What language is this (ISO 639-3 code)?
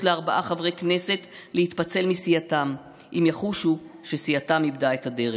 heb